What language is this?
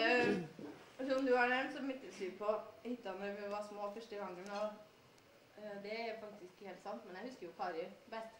Norwegian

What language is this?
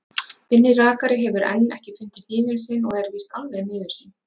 Icelandic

